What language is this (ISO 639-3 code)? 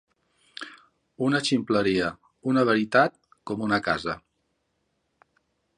cat